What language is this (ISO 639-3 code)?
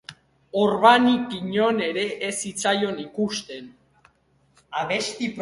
eus